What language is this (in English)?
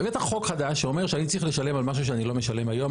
Hebrew